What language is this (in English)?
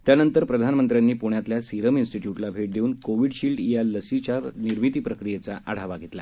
Marathi